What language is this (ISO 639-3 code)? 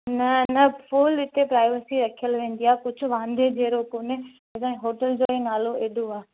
snd